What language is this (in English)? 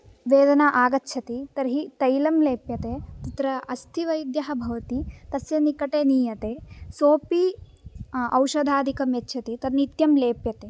Sanskrit